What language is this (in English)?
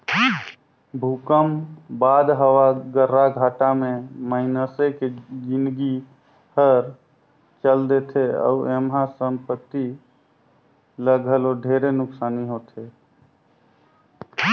Chhattisgarhi